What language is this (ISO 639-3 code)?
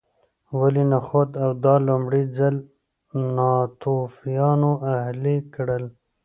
pus